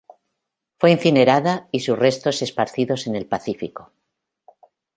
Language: Spanish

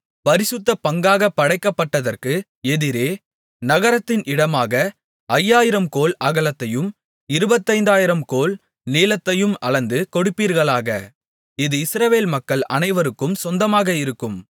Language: Tamil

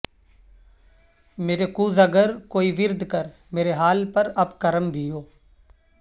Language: Urdu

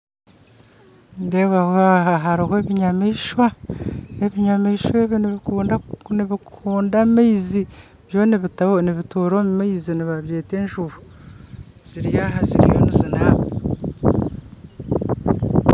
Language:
Nyankole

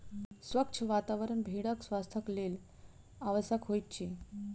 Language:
Maithili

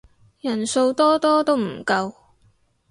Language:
Cantonese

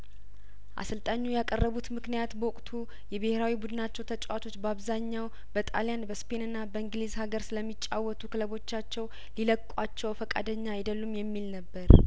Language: Amharic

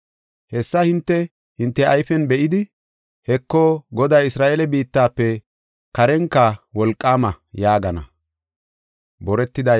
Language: Gofa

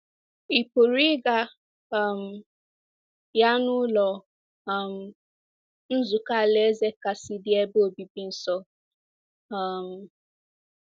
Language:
Igbo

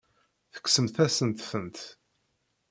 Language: Kabyle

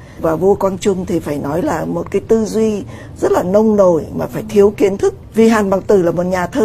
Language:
Vietnamese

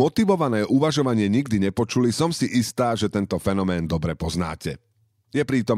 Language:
Slovak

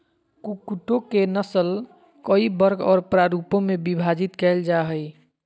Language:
Magahi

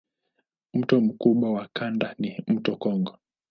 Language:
Swahili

